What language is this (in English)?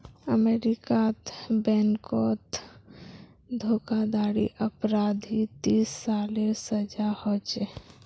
Magahi